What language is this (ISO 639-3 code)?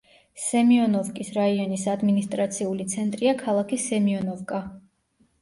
kat